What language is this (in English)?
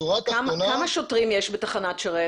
Hebrew